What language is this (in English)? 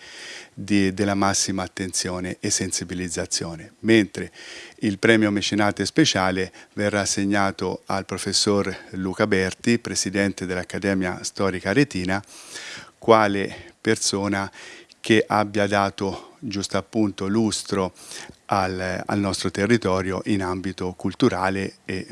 Italian